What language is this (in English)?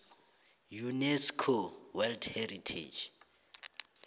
South Ndebele